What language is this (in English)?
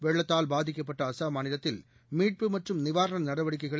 Tamil